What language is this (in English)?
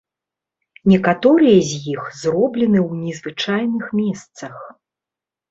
Belarusian